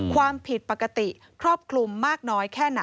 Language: Thai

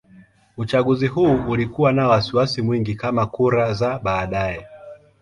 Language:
Swahili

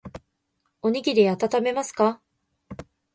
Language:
Japanese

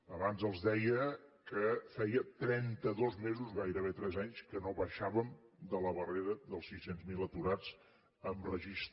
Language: Catalan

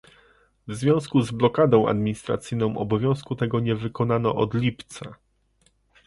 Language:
Polish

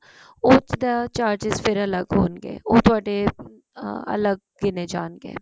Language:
Punjabi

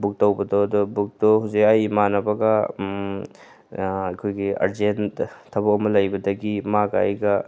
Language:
Manipuri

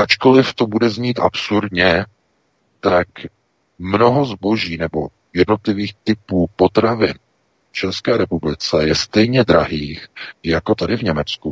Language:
Czech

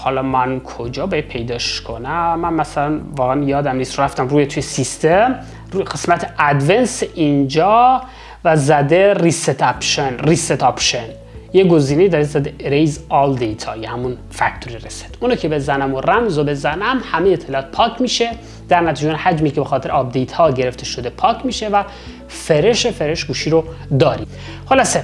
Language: Persian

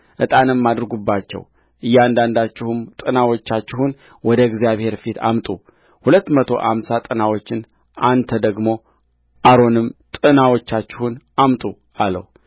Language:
Amharic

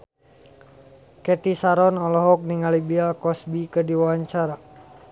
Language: Sundanese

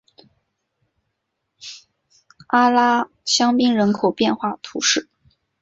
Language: Chinese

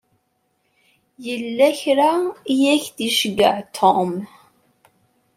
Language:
Kabyle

